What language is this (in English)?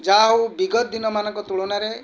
Odia